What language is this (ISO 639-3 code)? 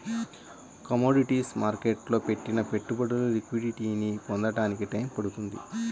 tel